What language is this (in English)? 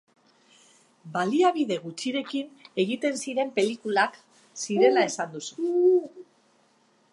Basque